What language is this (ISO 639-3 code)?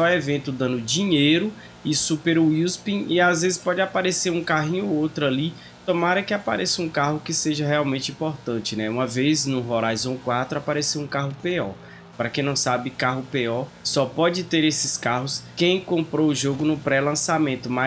por